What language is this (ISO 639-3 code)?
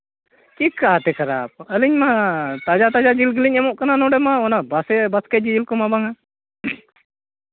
sat